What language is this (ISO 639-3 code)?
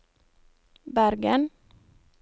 nor